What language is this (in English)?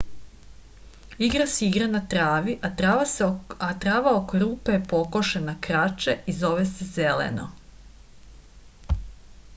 Serbian